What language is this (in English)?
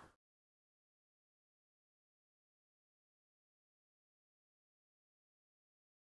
Turkish